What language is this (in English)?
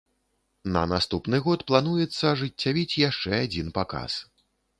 Belarusian